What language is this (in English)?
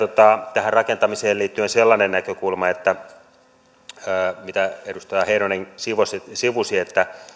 Finnish